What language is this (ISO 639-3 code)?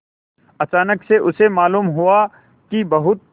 hin